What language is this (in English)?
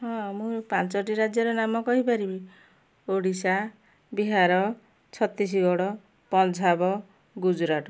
Odia